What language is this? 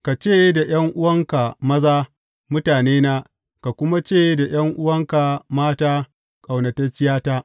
Hausa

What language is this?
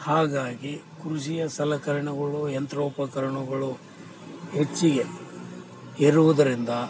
Kannada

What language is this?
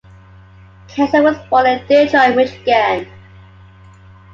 English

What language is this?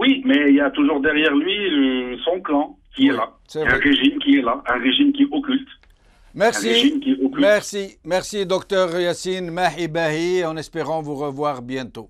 French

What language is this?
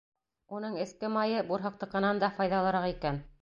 Bashkir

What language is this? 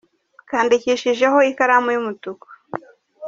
Kinyarwanda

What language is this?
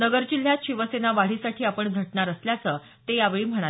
Marathi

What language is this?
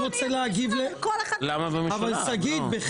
Hebrew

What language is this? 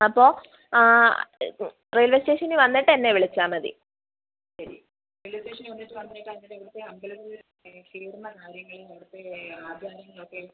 Malayalam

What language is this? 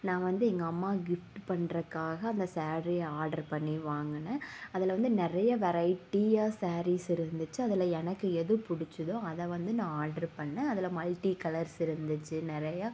Tamil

